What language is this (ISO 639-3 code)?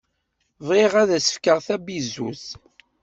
kab